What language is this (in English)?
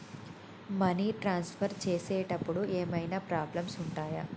Telugu